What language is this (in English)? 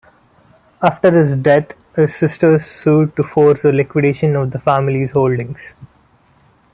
English